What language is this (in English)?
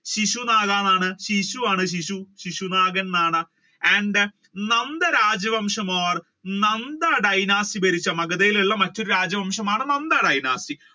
Malayalam